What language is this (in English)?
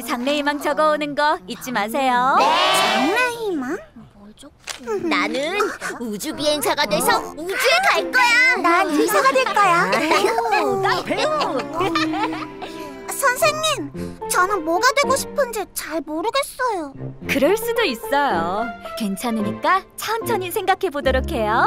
Korean